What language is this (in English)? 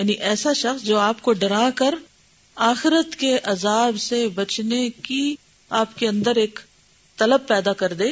Urdu